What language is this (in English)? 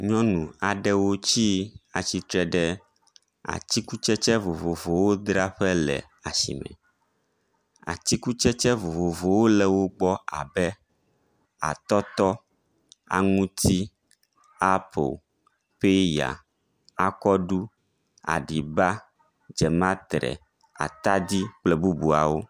Ewe